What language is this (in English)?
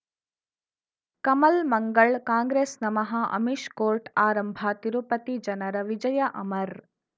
Kannada